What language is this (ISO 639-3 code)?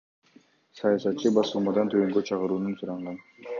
kir